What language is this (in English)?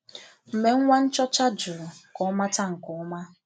Igbo